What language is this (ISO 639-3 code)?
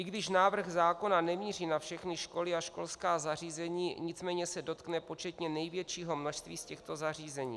ces